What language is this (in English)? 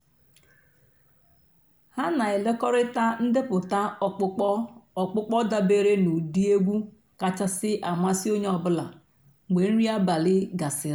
Igbo